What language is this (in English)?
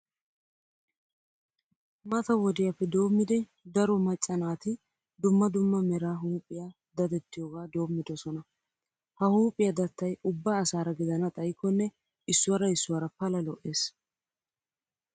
Wolaytta